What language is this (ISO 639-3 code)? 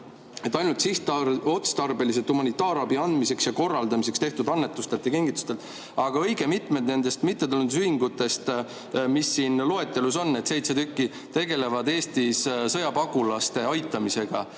est